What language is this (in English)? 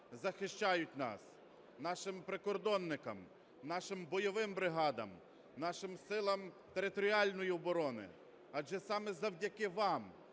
Ukrainian